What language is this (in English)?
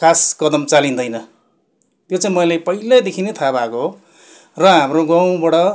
Nepali